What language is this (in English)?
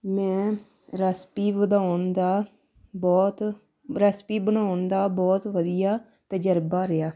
Punjabi